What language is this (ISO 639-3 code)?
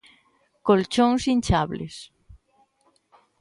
glg